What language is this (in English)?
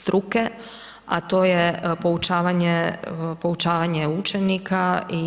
Croatian